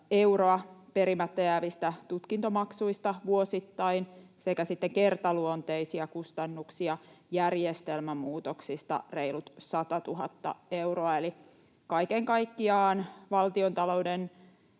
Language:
Finnish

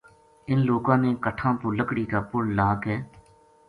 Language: Gujari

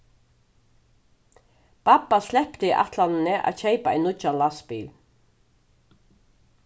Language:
Faroese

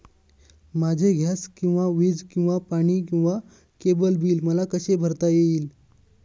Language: Marathi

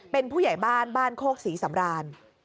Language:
Thai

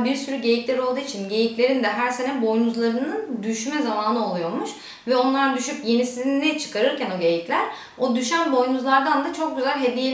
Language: Turkish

